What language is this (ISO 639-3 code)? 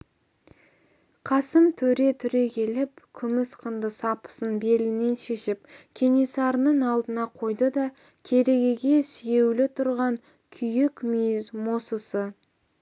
kaz